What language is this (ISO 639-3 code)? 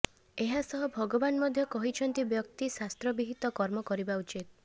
ori